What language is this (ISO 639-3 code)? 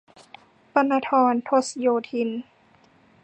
tha